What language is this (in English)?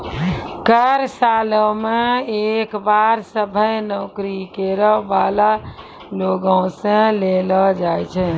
Maithili